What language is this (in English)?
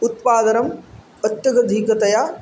Sanskrit